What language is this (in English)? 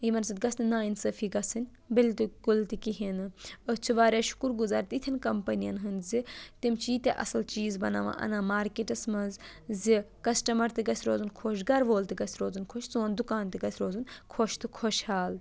Kashmiri